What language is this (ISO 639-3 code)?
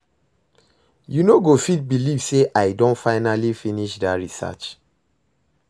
pcm